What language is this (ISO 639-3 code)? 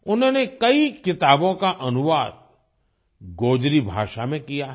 hin